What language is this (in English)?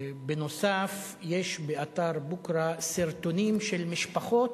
Hebrew